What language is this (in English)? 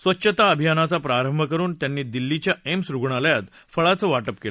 Marathi